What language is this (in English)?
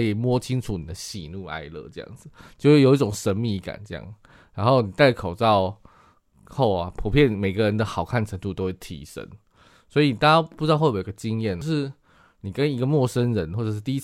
Chinese